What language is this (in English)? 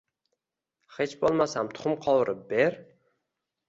Uzbek